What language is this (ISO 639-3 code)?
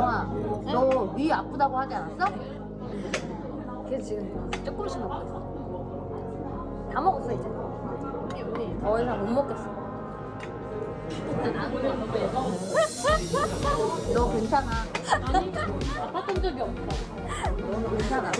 kor